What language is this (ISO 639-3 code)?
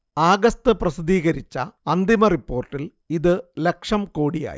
mal